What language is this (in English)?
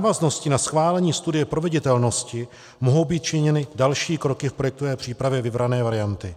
Czech